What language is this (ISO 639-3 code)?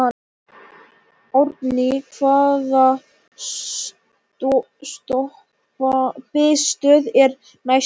isl